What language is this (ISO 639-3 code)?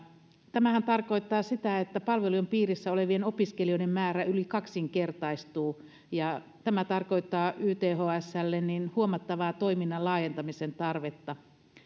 fin